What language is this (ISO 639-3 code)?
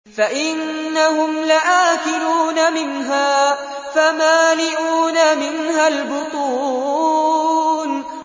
ara